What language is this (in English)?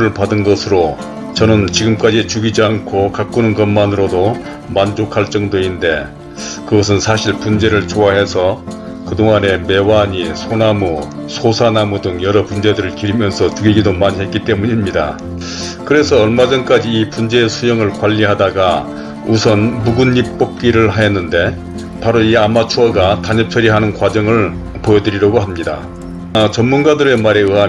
Korean